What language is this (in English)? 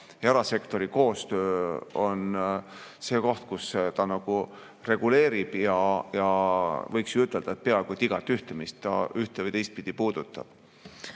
Estonian